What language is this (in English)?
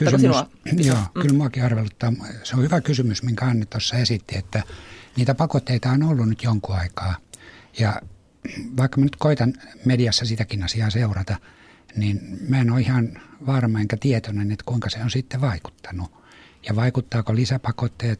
Finnish